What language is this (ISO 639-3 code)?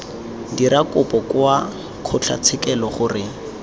tsn